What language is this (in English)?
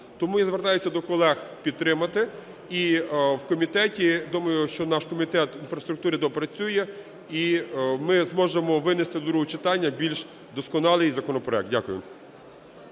Ukrainian